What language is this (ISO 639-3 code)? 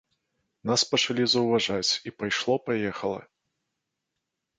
bel